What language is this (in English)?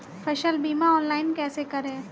Hindi